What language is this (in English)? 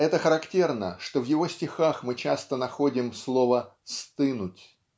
Russian